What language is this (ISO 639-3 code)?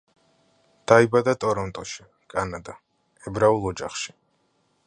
kat